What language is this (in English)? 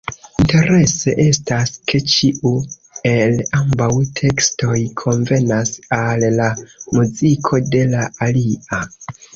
Esperanto